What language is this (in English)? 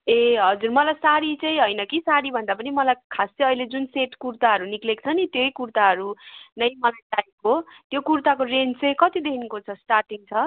Nepali